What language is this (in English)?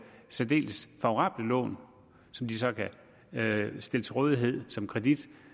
Danish